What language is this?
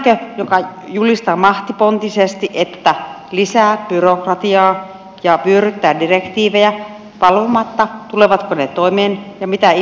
Finnish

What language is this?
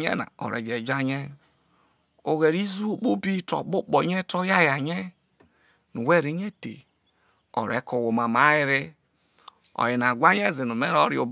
Isoko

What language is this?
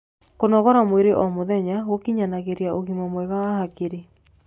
Kikuyu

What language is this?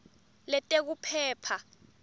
Swati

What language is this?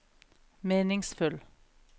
Norwegian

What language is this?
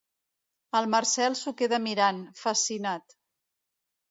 Catalan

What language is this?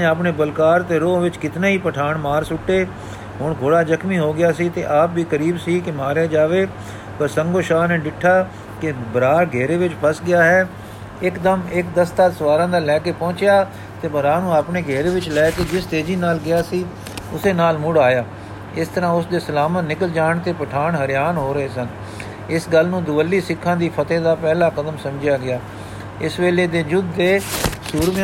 Punjabi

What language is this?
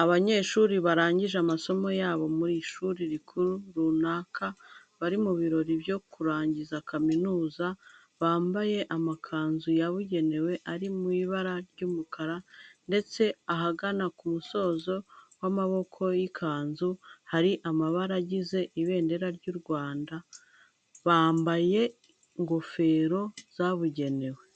Kinyarwanda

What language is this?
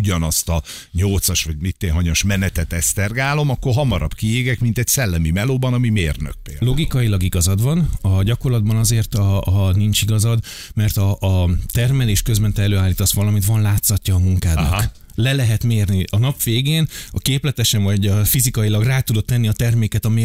Hungarian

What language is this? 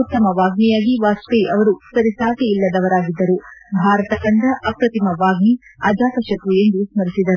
Kannada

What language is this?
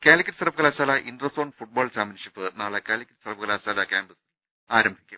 Malayalam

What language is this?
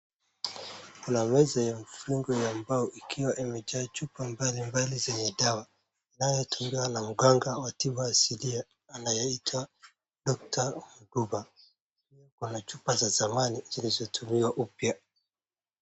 Swahili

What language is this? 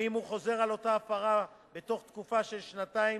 Hebrew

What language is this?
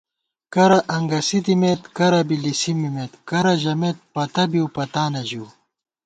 Gawar-Bati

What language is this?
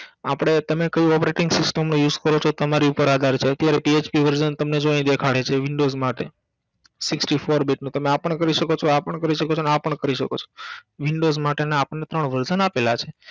Gujarati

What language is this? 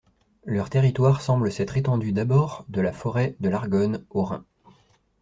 French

